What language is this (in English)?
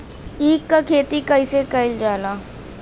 Bhojpuri